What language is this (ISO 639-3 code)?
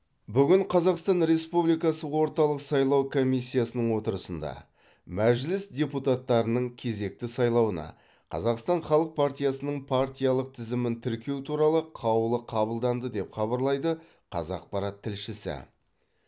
kaz